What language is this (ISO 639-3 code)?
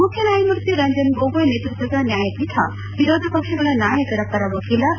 kan